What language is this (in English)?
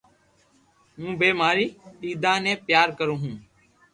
Loarki